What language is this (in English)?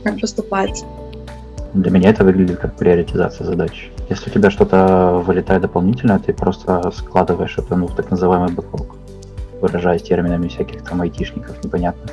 Russian